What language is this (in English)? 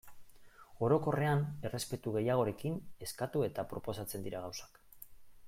Basque